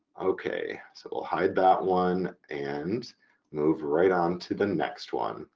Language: English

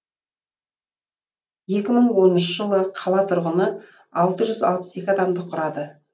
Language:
Kazakh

